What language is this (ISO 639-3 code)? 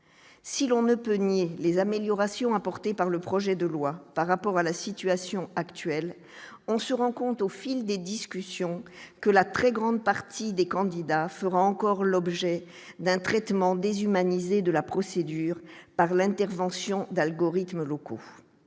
fra